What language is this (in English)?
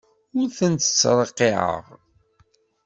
Kabyle